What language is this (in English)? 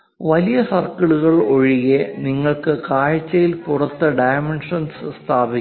Malayalam